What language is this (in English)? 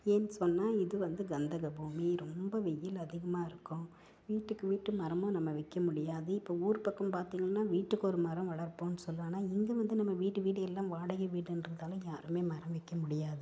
Tamil